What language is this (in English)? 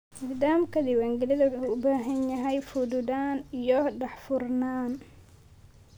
Somali